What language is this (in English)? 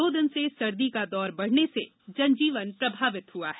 Hindi